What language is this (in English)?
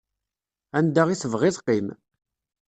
Kabyle